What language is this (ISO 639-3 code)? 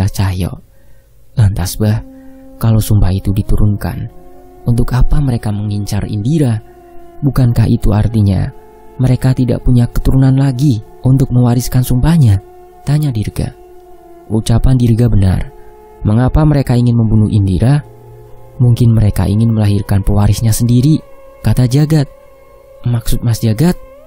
ind